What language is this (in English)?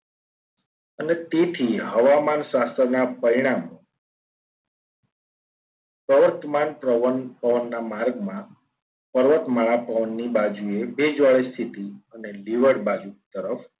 Gujarati